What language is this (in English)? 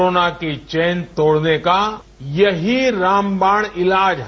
Hindi